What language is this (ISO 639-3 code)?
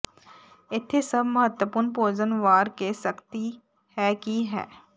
pan